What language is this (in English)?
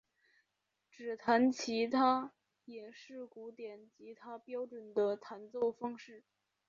Chinese